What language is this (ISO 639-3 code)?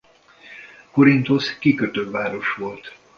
hun